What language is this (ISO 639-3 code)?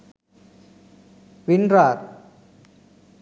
sin